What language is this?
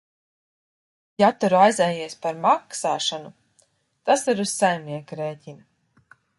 Latvian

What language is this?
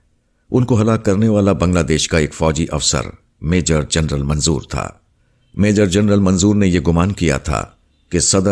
Urdu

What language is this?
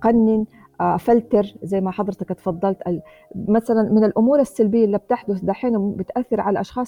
Arabic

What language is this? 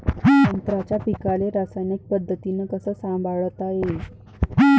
Marathi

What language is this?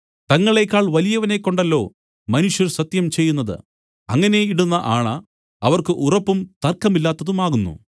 Malayalam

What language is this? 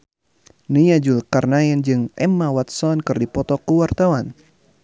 Sundanese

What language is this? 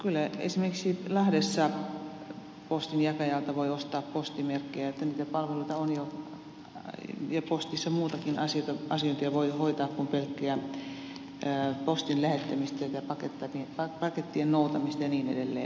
Finnish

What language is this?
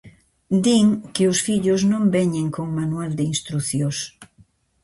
Galician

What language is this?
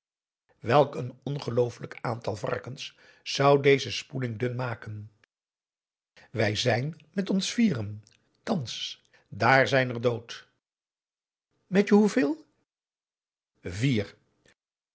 Dutch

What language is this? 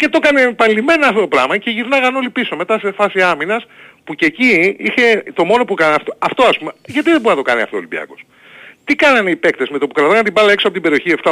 Greek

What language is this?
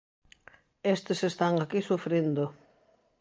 Galician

